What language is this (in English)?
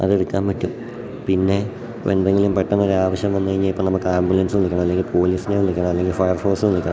Malayalam